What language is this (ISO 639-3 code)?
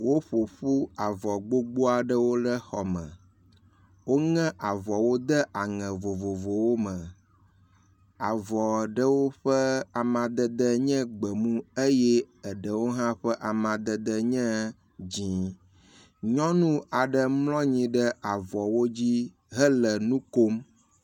ewe